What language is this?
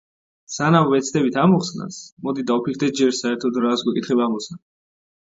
Georgian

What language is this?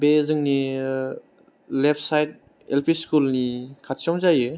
Bodo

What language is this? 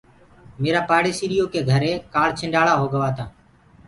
Gurgula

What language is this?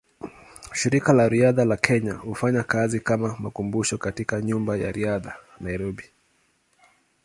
Swahili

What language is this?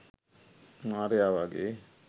Sinhala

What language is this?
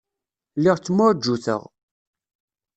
Kabyle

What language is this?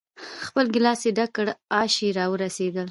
Pashto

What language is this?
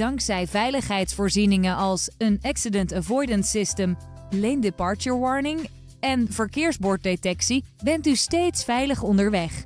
Dutch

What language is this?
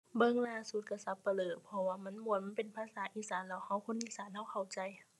Thai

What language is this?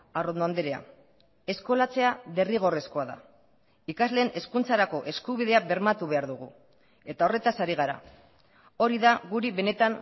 Basque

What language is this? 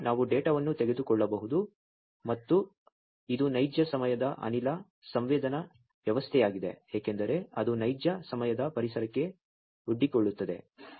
Kannada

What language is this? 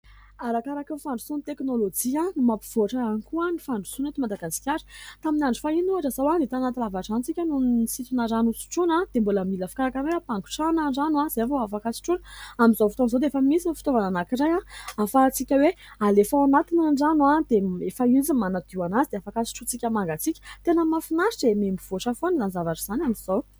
Malagasy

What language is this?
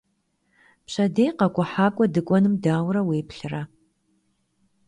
Kabardian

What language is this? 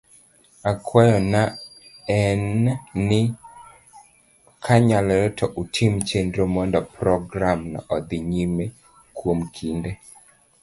Luo (Kenya and Tanzania)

